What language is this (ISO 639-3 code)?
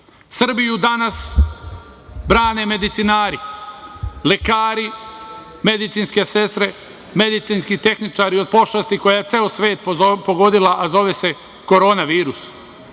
srp